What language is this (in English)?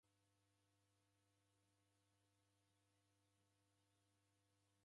Taita